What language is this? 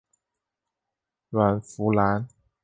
Chinese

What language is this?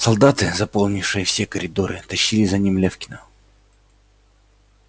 Russian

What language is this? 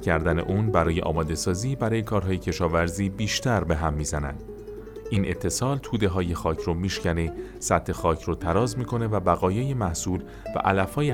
Persian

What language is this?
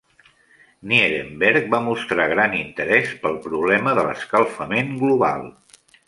Catalan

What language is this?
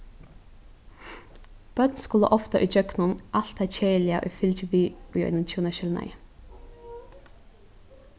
Faroese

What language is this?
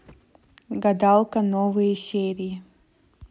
Russian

